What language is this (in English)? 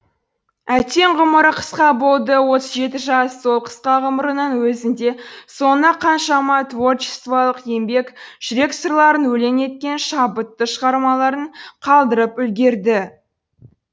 Kazakh